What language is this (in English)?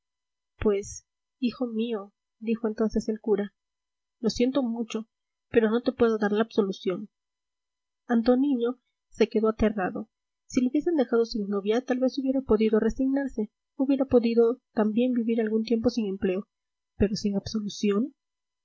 Spanish